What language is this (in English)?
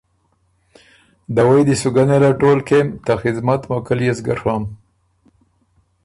Ormuri